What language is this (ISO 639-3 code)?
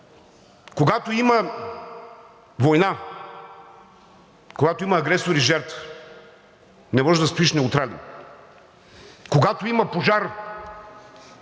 bul